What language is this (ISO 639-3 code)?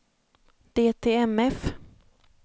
swe